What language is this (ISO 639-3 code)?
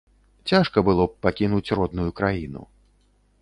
bel